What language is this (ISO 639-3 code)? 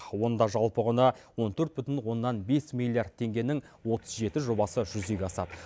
kaz